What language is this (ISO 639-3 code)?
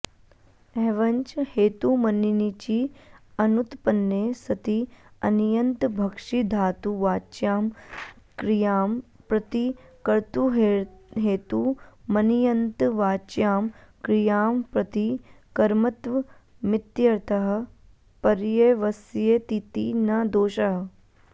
san